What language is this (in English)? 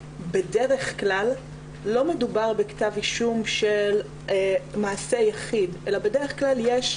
Hebrew